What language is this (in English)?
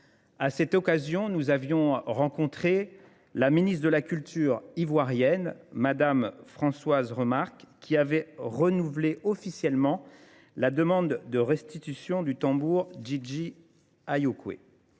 French